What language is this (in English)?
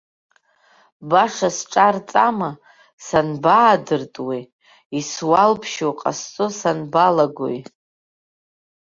Abkhazian